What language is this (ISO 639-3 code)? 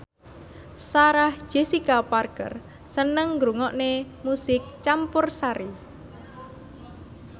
jav